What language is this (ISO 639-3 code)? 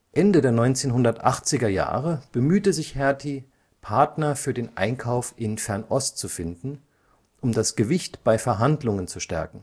deu